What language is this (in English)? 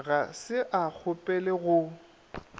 Northern Sotho